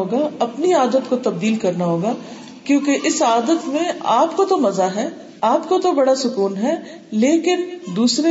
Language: Urdu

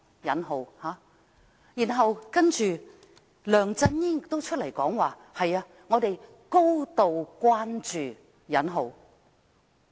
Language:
Cantonese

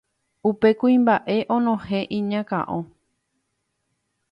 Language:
Guarani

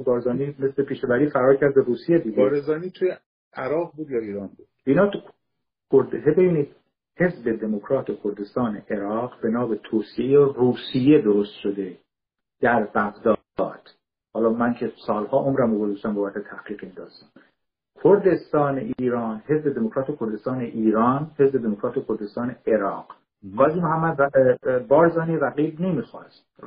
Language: Persian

